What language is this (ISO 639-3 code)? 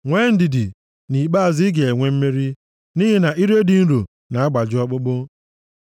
ibo